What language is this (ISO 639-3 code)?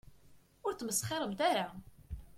kab